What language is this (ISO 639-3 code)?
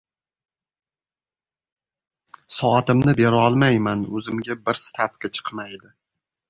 uzb